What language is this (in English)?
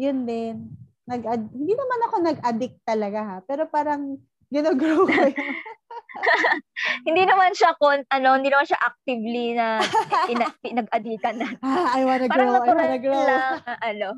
Filipino